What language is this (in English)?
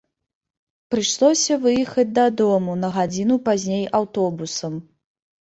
Belarusian